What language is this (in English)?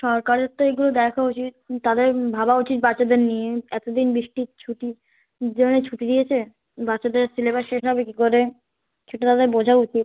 Bangla